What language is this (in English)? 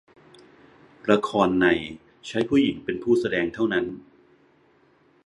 Thai